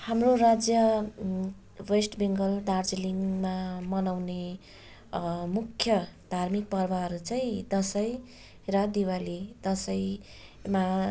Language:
Nepali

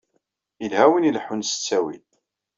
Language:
Kabyle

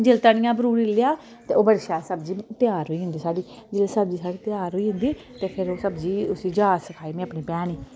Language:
Dogri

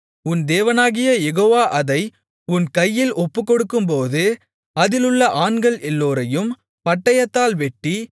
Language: Tamil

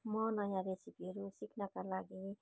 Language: Nepali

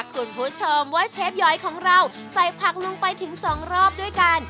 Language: Thai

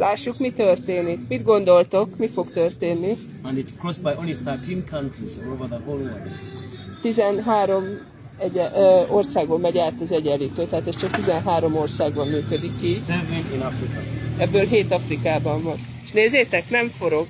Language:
Hungarian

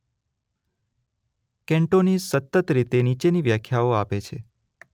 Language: Gujarati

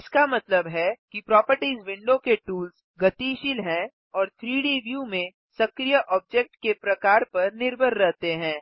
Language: Hindi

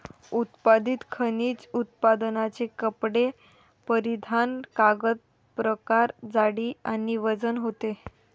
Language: Marathi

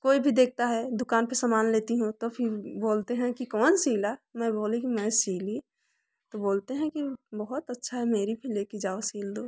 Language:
Hindi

